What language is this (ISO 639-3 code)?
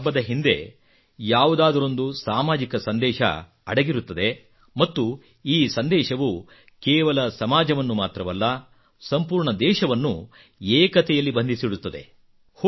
kan